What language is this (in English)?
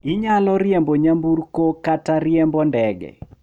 Luo (Kenya and Tanzania)